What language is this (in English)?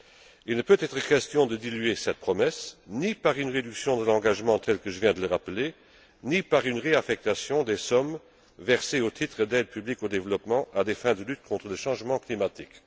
French